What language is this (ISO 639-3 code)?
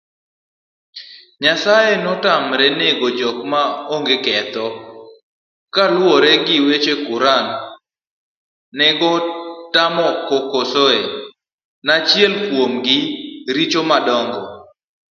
luo